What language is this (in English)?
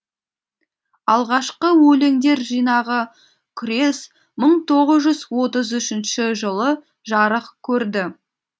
Kazakh